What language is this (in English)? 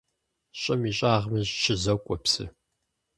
Kabardian